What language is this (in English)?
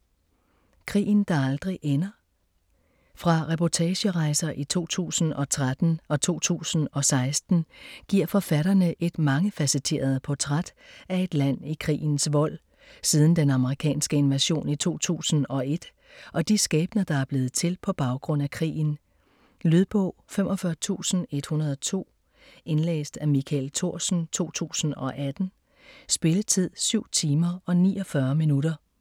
Danish